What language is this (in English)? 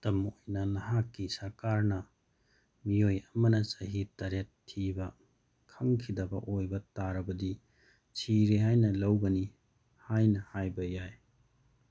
Manipuri